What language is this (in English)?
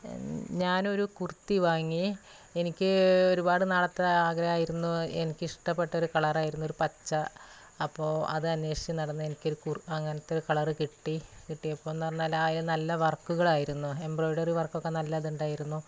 Malayalam